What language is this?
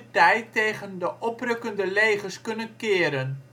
Dutch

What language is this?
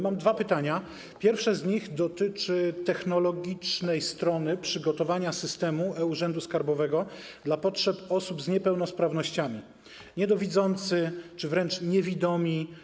Polish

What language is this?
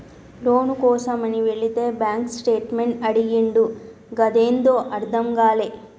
Telugu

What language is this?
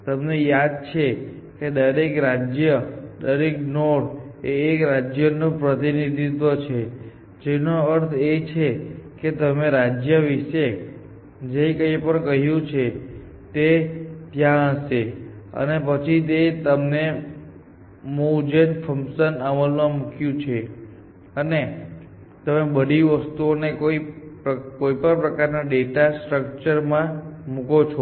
Gujarati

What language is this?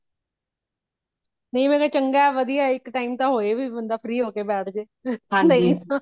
Punjabi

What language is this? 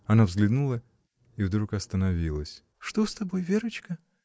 Russian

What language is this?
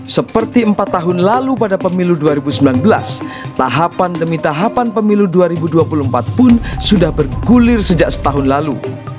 Indonesian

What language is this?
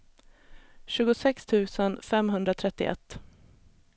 Swedish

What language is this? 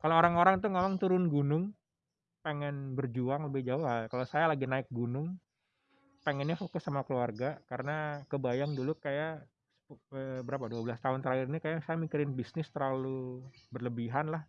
Indonesian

